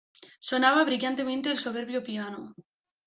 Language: Spanish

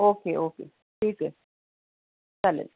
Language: Marathi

